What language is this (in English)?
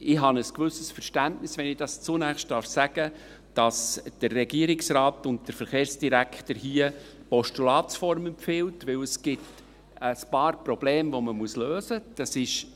Swiss German